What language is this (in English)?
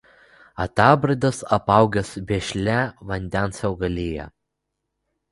Lithuanian